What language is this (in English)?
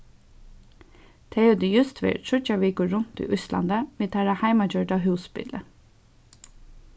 Faroese